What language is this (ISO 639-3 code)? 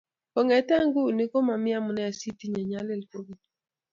kln